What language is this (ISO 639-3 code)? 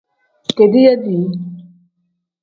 kdh